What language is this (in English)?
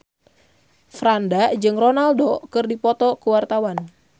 Sundanese